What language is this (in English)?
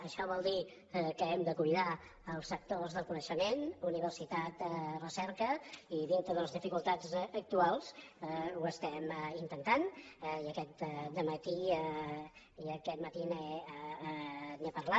Catalan